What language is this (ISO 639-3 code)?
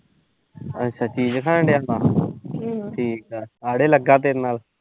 pan